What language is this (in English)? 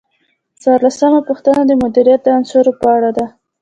Pashto